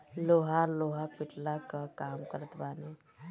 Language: Bhojpuri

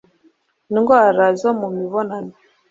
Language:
Kinyarwanda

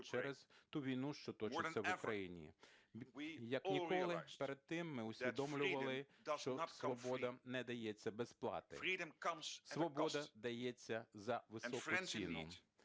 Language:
Ukrainian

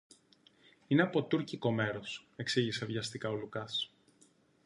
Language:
Greek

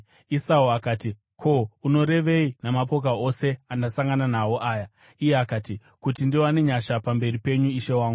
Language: Shona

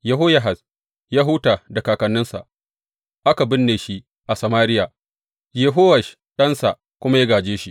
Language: Hausa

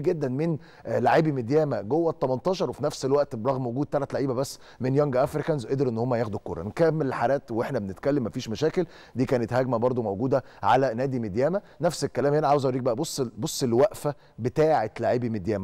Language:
Arabic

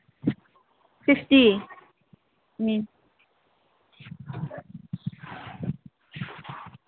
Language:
Manipuri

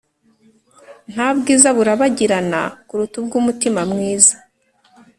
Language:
Kinyarwanda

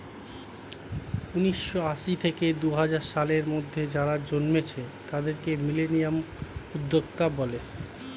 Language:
Bangla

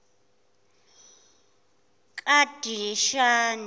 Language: Zulu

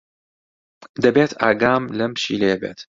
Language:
Central Kurdish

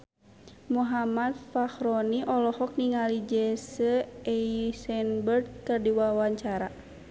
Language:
Sundanese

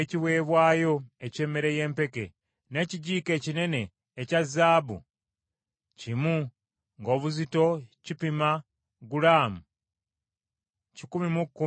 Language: Ganda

